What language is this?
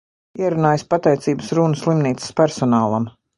Latvian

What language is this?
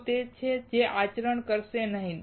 Gujarati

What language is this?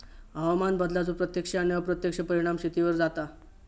Marathi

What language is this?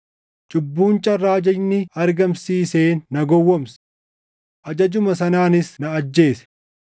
Oromo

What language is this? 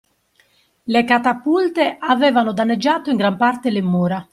Italian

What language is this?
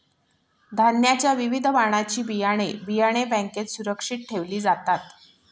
Marathi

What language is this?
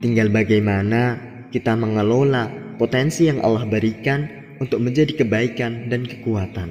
Indonesian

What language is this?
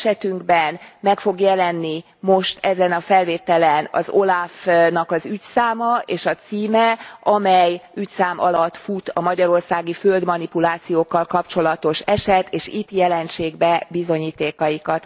Hungarian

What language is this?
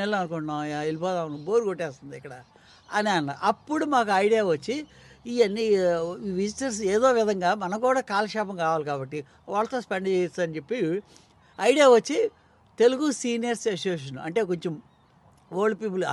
Telugu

